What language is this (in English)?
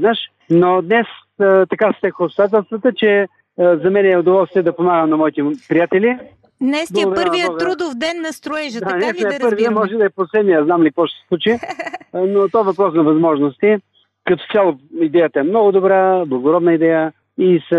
Bulgarian